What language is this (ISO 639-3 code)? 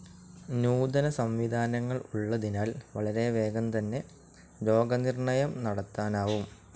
mal